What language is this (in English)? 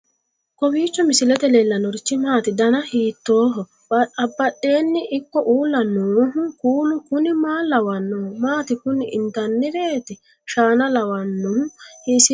Sidamo